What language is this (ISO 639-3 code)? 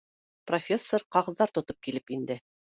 bak